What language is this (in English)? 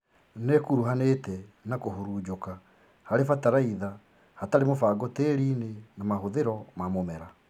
Kikuyu